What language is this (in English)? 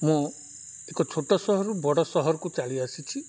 Odia